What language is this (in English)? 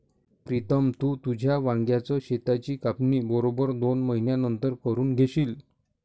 Marathi